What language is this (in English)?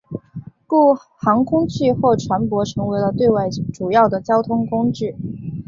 Chinese